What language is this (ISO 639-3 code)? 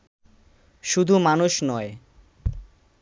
ben